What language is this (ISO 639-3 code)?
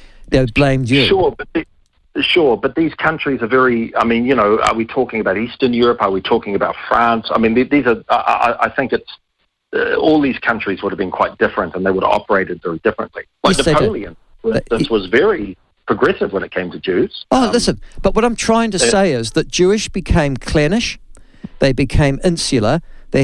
eng